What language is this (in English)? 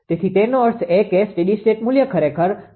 Gujarati